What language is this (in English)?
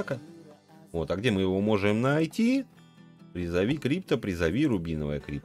Russian